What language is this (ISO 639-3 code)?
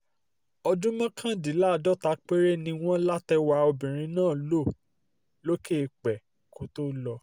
yor